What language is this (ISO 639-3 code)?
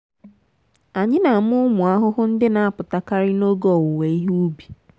ibo